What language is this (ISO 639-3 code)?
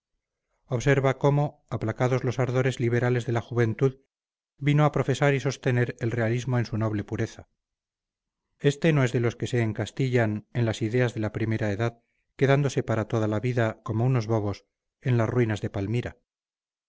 spa